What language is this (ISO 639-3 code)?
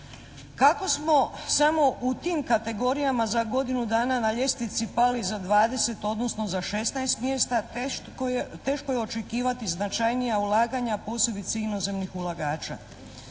hrv